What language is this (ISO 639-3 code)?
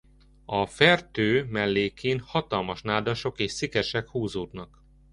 hun